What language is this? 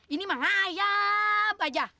Indonesian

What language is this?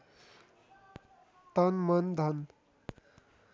Nepali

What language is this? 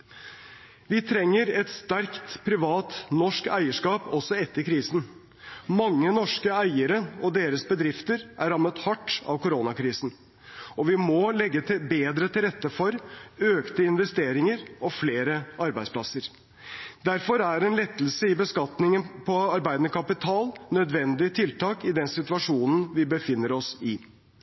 Norwegian Bokmål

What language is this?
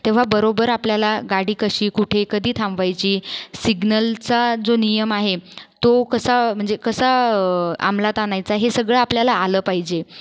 Marathi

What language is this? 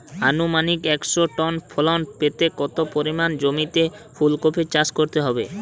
Bangla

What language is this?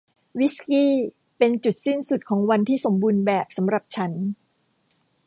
Thai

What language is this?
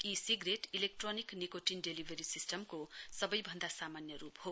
Nepali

